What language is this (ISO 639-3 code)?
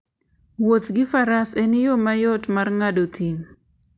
luo